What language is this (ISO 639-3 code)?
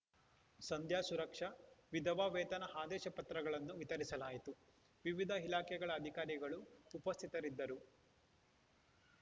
kan